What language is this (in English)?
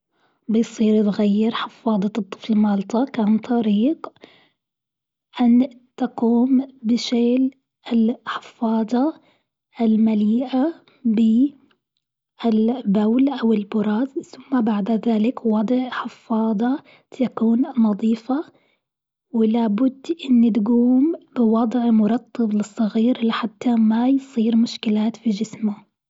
Gulf Arabic